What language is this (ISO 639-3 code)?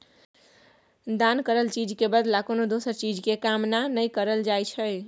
mai